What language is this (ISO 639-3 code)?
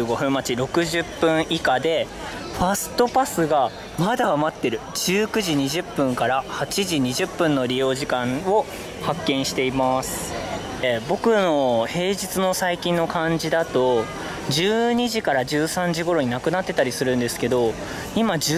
jpn